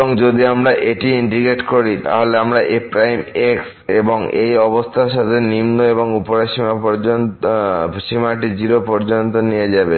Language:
Bangla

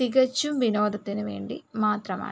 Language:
Malayalam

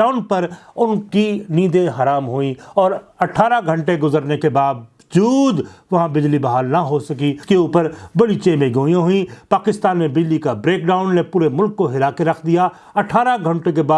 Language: Urdu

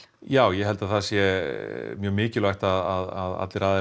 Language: Icelandic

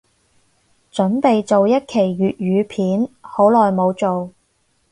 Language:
Cantonese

